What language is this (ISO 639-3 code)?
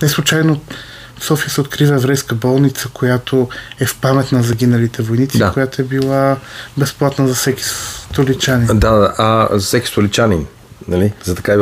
bul